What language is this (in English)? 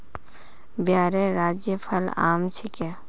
Magahi